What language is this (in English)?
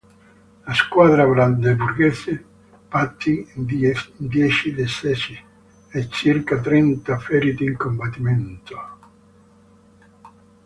Italian